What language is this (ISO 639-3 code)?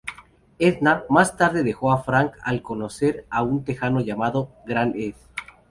spa